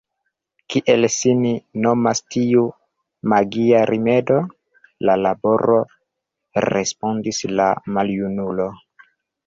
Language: Esperanto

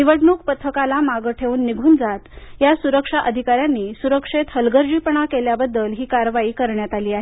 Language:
Marathi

